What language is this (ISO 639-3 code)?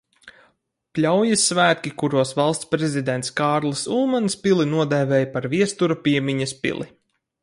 lav